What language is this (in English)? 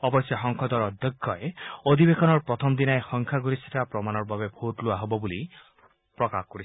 Assamese